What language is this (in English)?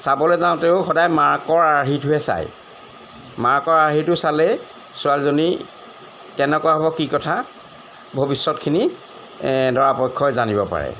Assamese